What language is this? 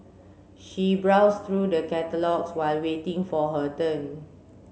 English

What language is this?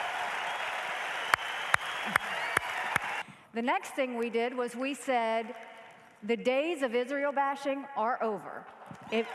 English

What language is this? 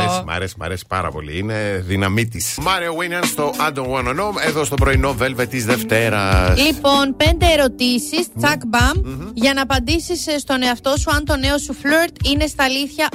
Greek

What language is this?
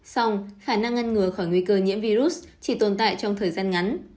Vietnamese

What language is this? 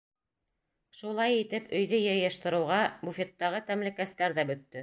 Bashkir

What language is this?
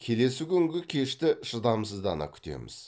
Kazakh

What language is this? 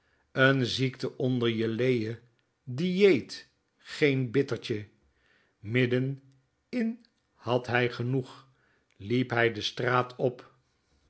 Dutch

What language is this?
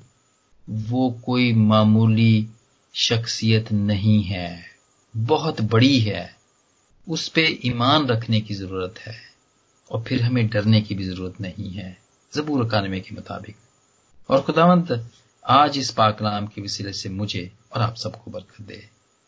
Hindi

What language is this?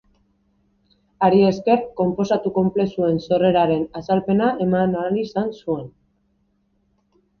Basque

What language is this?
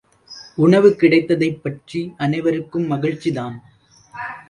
Tamil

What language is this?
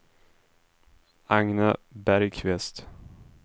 Swedish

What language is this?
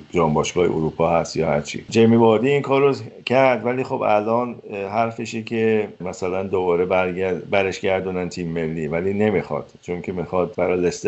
Persian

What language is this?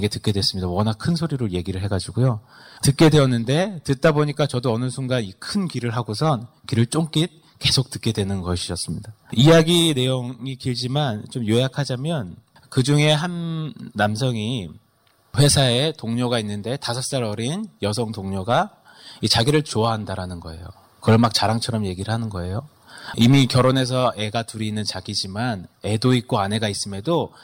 Korean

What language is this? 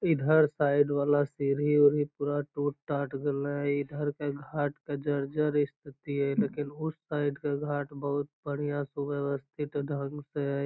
Magahi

